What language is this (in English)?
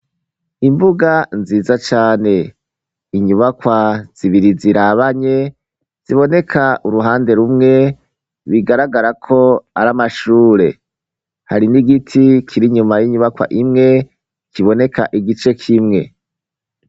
Rundi